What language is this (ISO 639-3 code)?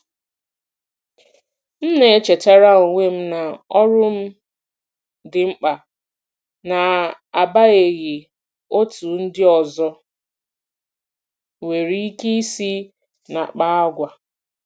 ibo